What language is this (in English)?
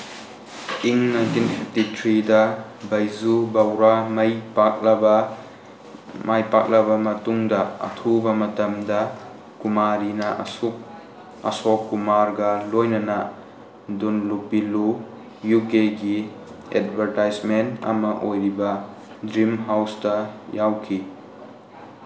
Manipuri